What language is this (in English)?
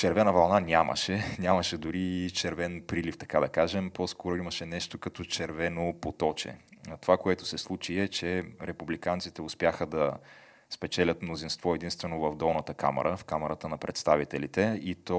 Bulgarian